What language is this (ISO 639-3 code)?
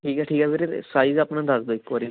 pan